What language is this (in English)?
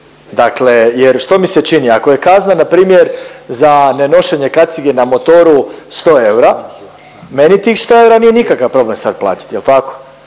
Croatian